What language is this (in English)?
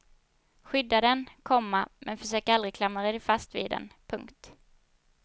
Swedish